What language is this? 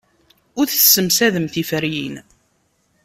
Kabyle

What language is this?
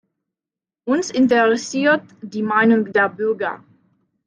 German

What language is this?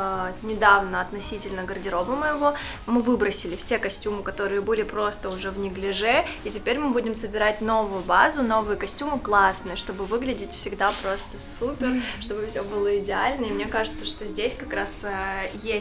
Russian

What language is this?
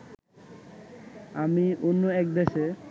Bangla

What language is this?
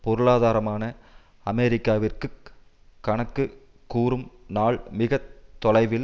Tamil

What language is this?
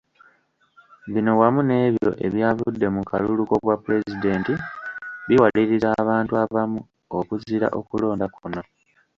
Ganda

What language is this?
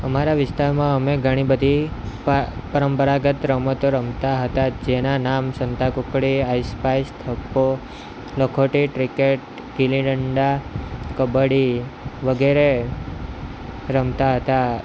Gujarati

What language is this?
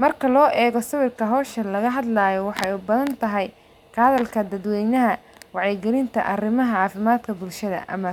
Somali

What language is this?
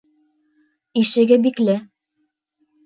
Bashkir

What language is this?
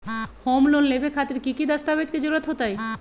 Magahi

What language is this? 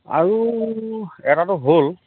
Assamese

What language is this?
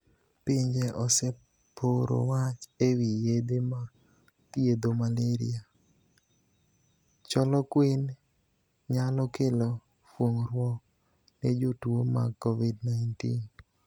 Luo (Kenya and Tanzania)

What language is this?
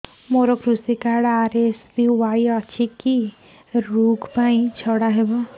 Odia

